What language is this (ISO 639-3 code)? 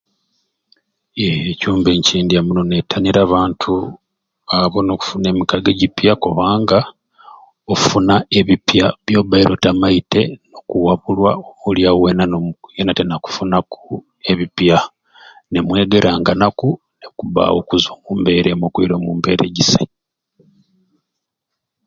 ruc